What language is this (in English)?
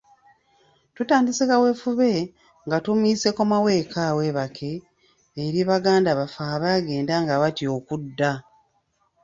Ganda